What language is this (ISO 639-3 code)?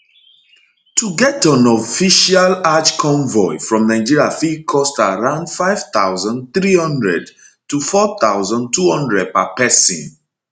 pcm